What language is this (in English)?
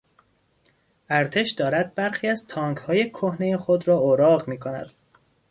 Persian